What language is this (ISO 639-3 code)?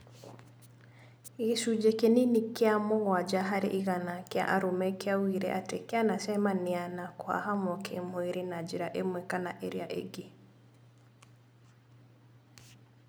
kik